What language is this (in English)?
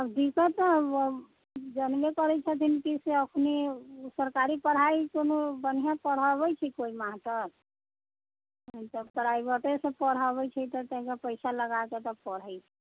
Maithili